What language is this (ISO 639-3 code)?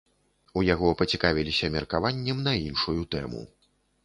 bel